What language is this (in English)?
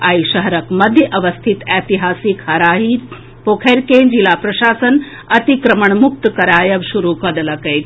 Maithili